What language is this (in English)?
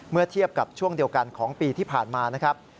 Thai